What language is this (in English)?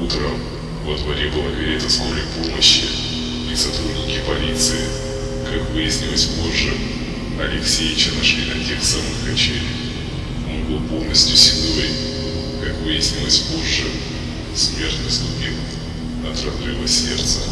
Russian